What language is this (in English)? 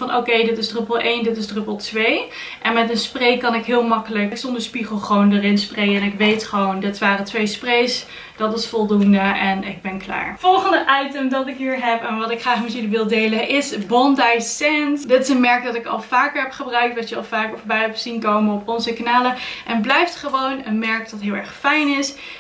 Dutch